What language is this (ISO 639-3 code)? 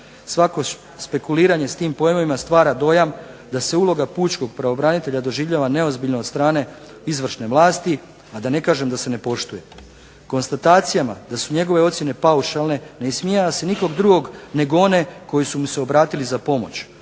hrv